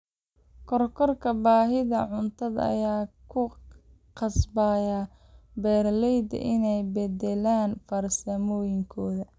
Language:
Somali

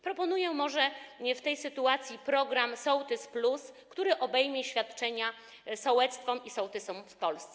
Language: Polish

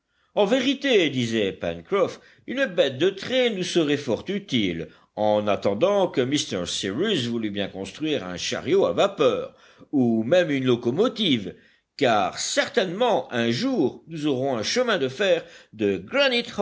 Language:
French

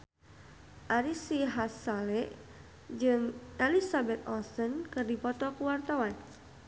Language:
Sundanese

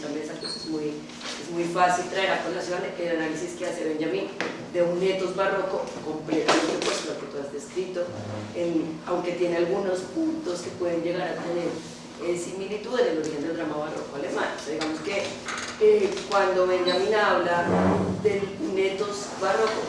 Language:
Spanish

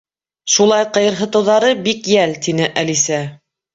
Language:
Bashkir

